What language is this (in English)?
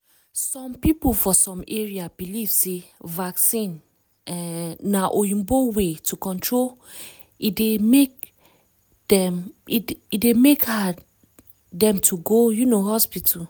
Nigerian Pidgin